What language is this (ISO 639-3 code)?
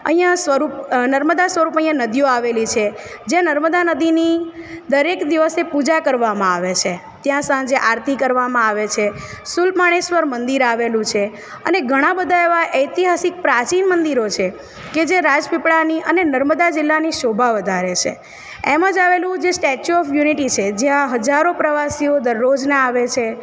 guj